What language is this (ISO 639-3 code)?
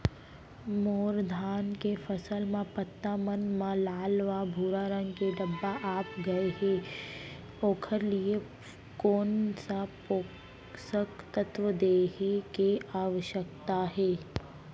hne